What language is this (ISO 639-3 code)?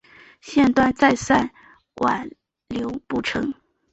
zho